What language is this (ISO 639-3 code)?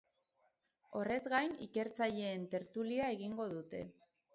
eus